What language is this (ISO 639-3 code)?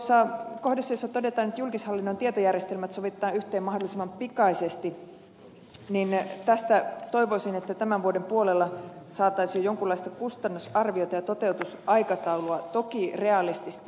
fin